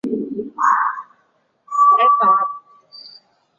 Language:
Chinese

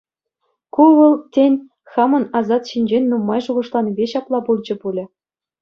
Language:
Chuvash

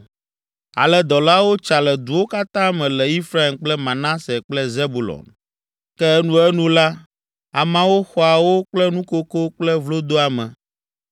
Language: Ewe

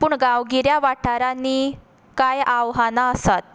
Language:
Konkani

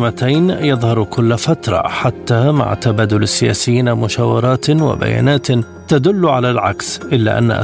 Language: Arabic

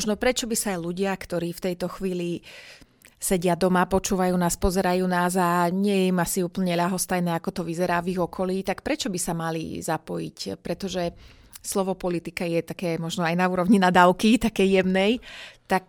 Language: Slovak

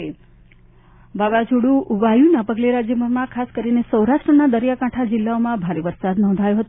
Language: Gujarati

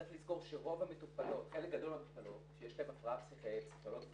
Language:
Hebrew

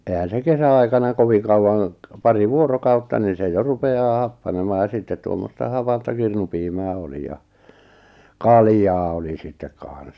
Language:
Finnish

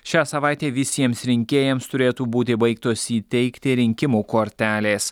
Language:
Lithuanian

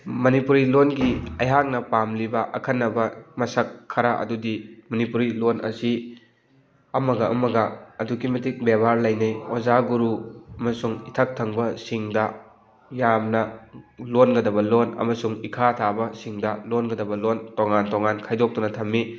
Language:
Manipuri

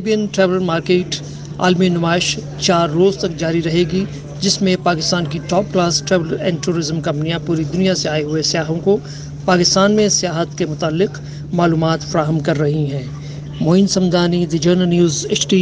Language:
Hindi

